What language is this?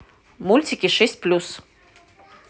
Russian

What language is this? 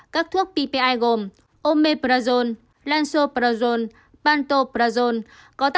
Vietnamese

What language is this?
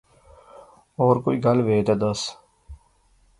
Pahari-Potwari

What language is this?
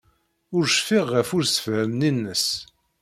Kabyle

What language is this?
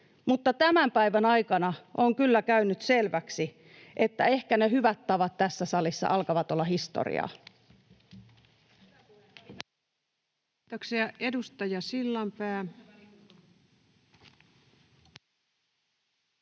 Finnish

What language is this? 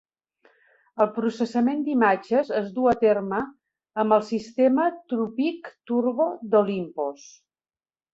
Catalan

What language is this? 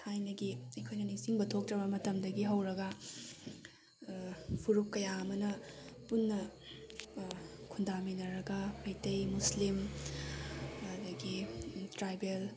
Manipuri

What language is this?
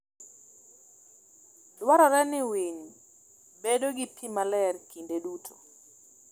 Luo (Kenya and Tanzania)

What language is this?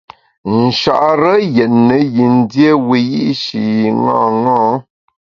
Bamun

